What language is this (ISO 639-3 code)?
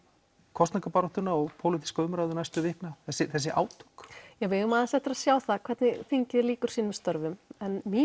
isl